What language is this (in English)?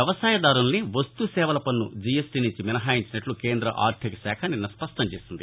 Telugu